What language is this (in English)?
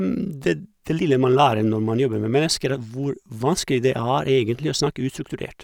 Norwegian